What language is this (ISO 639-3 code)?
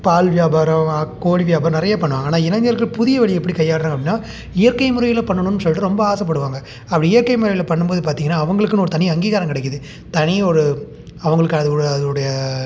tam